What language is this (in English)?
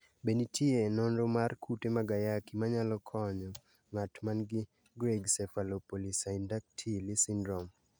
Luo (Kenya and Tanzania)